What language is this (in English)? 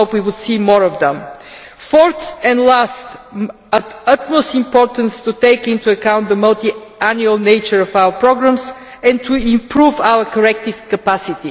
English